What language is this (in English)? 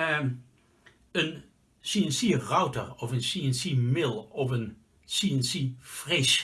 Dutch